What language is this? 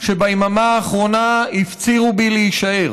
Hebrew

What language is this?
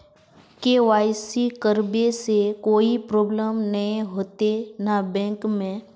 Magahi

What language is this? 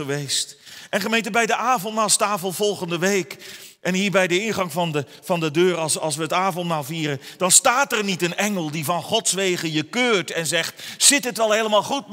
Dutch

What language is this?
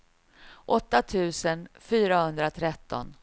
Swedish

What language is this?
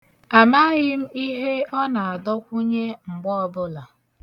Igbo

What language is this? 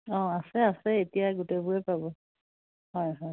Assamese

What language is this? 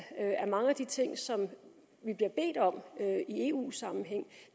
Danish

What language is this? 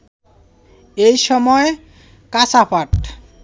Bangla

